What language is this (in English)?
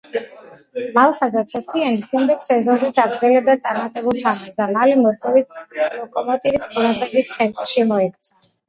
Georgian